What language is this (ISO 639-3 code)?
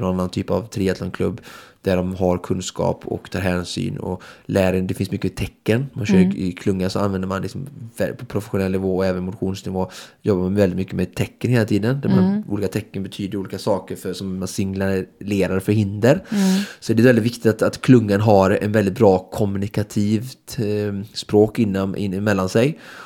swe